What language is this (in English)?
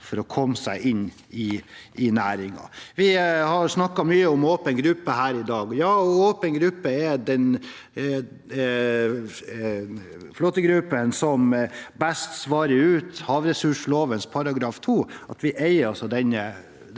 Norwegian